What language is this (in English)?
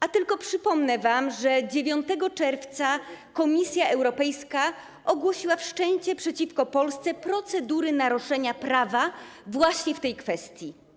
Polish